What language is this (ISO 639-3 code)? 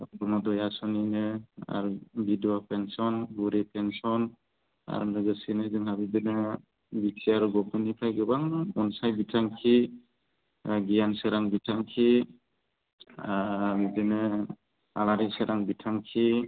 brx